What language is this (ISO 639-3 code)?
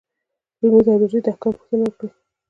pus